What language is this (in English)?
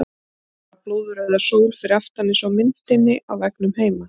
Icelandic